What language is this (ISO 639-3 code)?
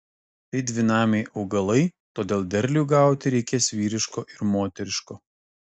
lit